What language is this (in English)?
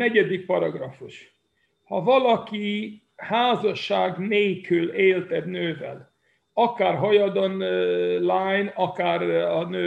Hungarian